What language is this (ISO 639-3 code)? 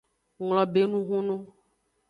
ajg